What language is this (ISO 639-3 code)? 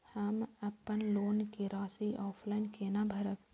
mai